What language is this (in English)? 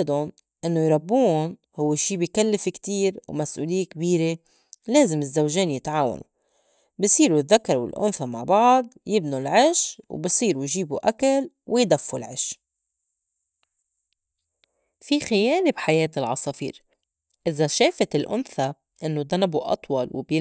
North Levantine Arabic